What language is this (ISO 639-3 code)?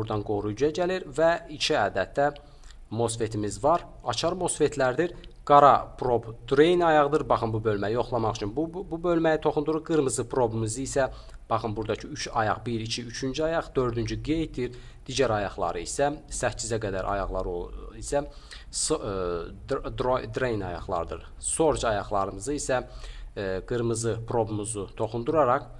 tur